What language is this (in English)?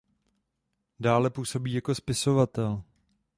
Czech